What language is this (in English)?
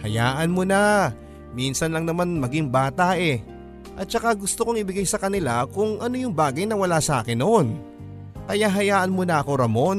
Filipino